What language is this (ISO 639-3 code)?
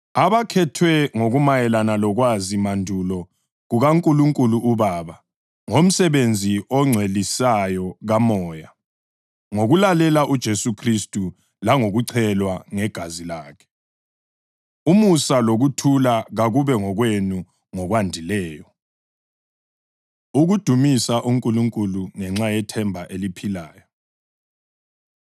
nde